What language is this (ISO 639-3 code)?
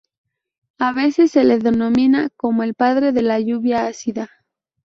spa